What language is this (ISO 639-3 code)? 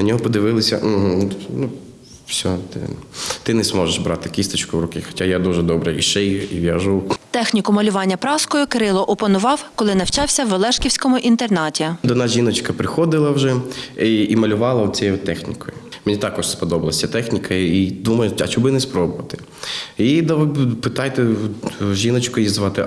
ukr